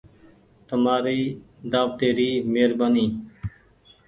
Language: Goaria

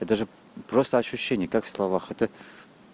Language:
Russian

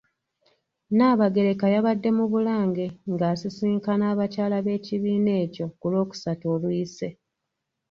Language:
Ganda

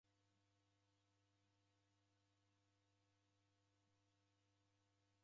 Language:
Taita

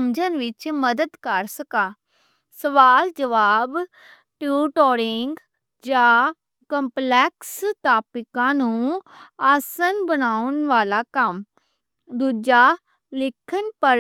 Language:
Western Panjabi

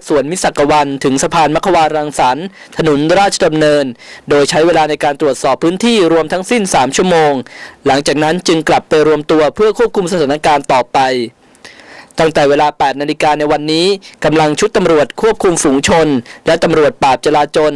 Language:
Thai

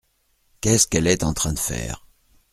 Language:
French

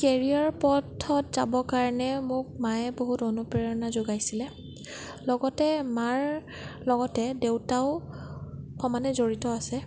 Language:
Assamese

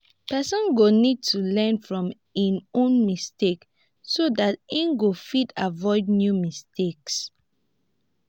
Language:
Nigerian Pidgin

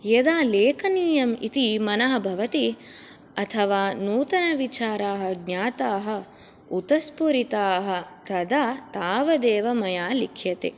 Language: Sanskrit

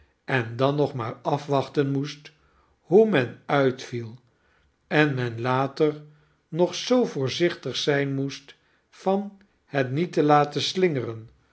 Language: Dutch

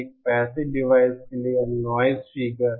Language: Hindi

